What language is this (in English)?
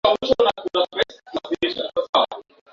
Swahili